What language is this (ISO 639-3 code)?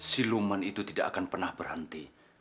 ind